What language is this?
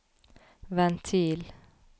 Norwegian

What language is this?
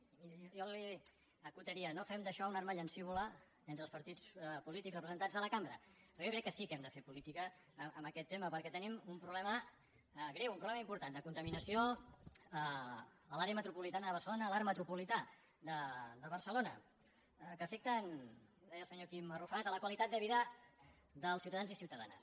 Catalan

